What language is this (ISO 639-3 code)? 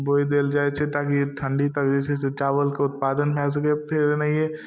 mai